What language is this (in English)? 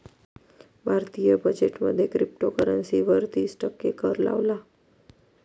Marathi